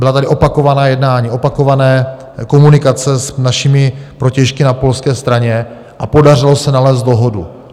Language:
Czech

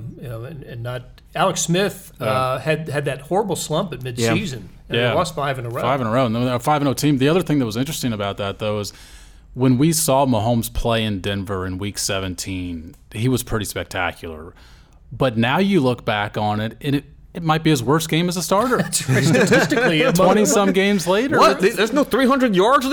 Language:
English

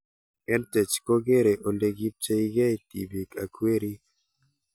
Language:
Kalenjin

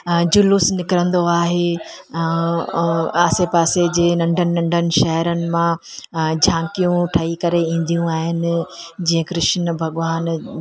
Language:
Sindhi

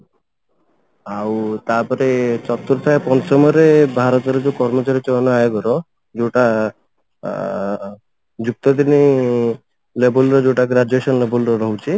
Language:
Odia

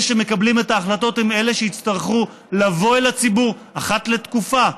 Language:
Hebrew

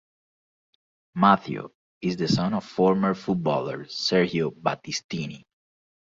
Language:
English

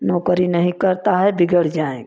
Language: Hindi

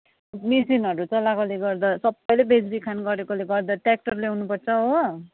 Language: Nepali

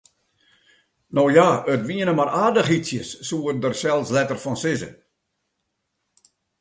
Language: Western Frisian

